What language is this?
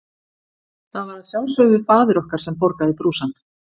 Icelandic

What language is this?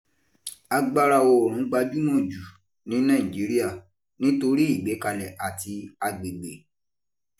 Yoruba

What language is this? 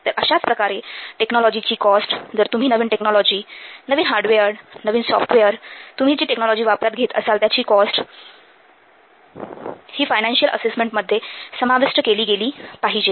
Marathi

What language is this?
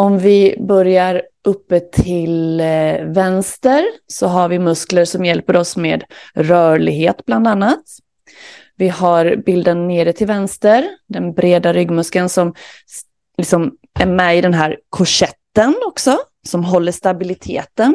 Swedish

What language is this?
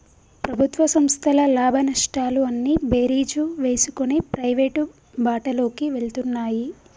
Telugu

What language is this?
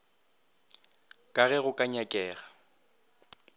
Northern Sotho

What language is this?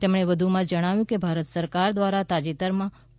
Gujarati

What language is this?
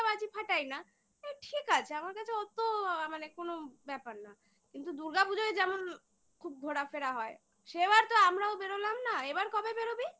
Bangla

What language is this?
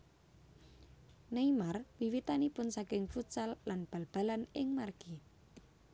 Javanese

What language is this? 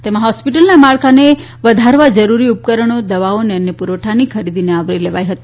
Gujarati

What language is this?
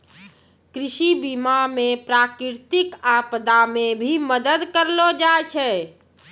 Maithili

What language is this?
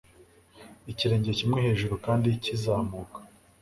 Kinyarwanda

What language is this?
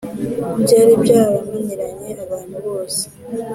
Kinyarwanda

